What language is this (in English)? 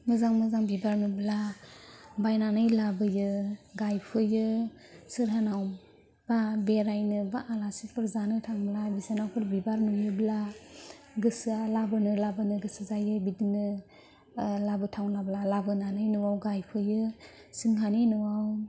Bodo